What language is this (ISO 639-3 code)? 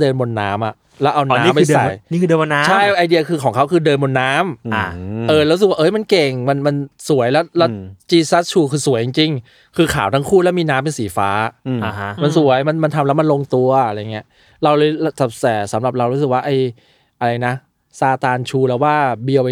tha